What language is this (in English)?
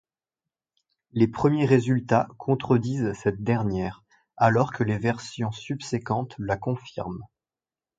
French